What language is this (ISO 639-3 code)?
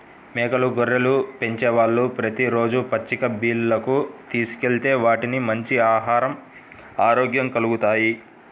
tel